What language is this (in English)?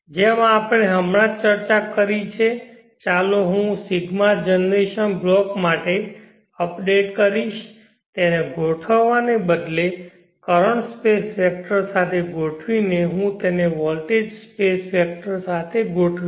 Gujarati